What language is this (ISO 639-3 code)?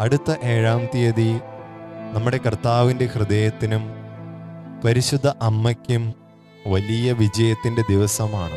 mal